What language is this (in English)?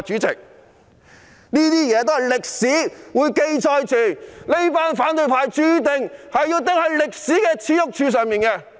Cantonese